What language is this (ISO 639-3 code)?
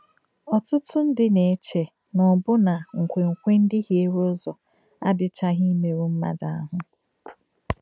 ibo